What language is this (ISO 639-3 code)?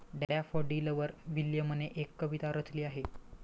mar